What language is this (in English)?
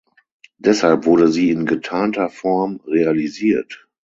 German